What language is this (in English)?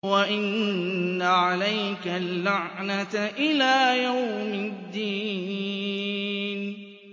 Arabic